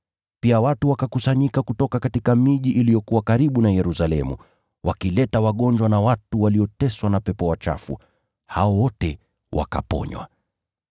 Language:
Swahili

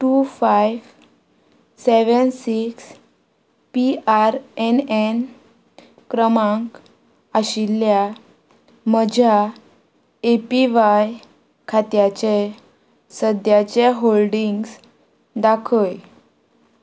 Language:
Konkani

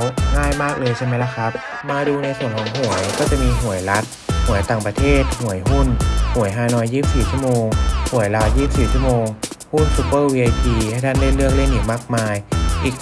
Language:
Thai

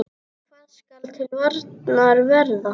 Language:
Icelandic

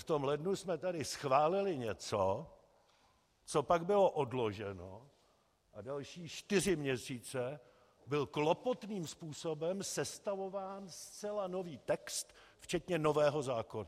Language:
Czech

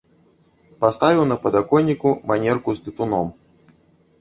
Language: Belarusian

